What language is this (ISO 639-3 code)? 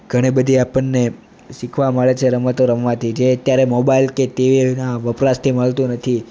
guj